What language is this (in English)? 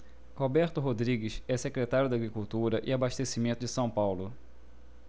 Portuguese